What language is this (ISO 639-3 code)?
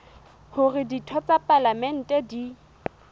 sot